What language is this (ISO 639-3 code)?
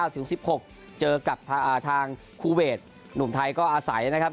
tha